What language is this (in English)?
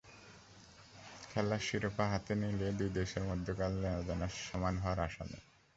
Bangla